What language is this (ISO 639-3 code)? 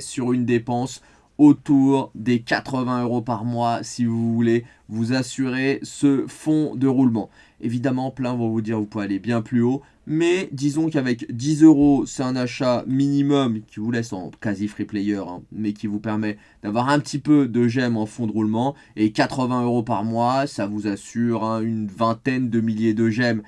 fra